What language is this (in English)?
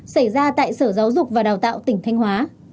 Vietnamese